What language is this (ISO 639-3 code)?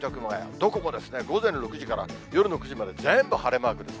jpn